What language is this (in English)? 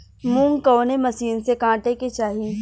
Bhojpuri